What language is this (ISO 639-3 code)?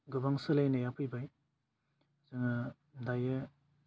brx